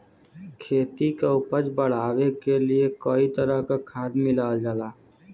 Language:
Bhojpuri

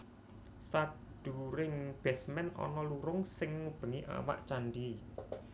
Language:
Javanese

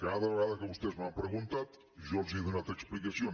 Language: Catalan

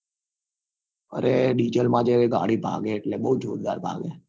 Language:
Gujarati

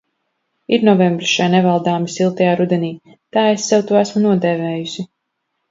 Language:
Latvian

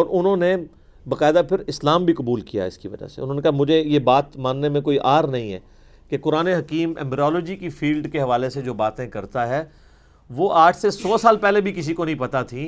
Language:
Urdu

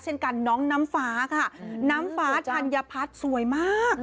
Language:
Thai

